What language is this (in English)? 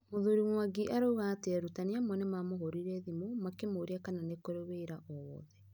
Kikuyu